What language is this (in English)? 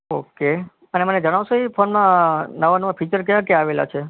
Gujarati